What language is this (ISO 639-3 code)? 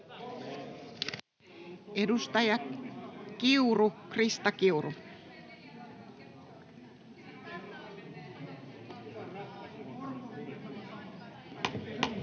fin